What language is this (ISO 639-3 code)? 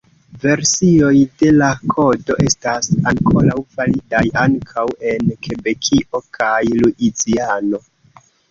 epo